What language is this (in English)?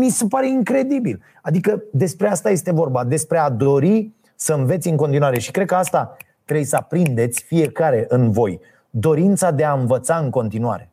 Romanian